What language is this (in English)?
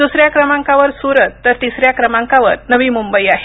Marathi